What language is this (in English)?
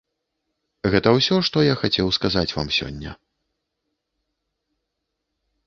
Belarusian